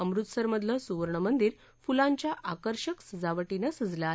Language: Marathi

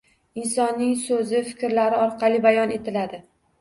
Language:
Uzbek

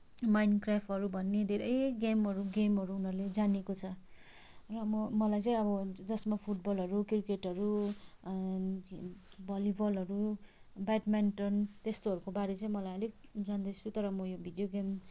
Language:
Nepali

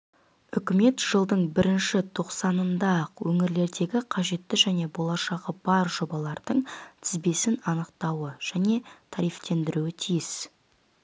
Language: Kazakh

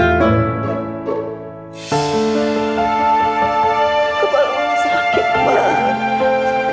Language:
Indonesian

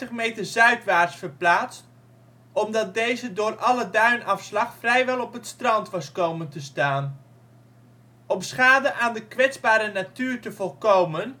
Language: Dutch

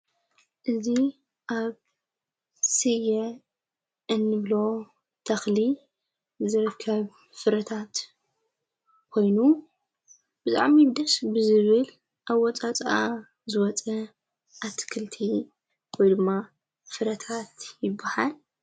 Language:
Tigrinya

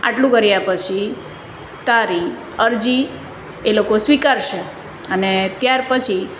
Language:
Gujarati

